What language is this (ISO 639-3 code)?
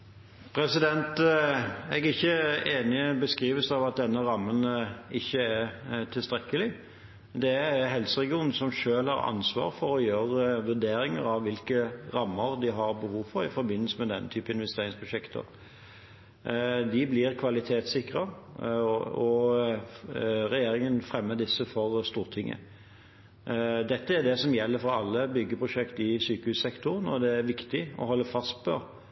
nob